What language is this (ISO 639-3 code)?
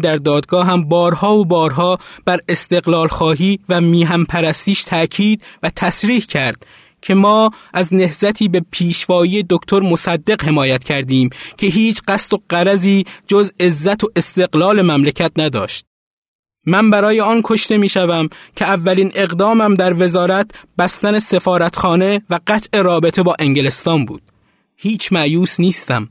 fas